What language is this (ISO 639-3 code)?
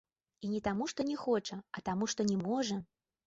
bel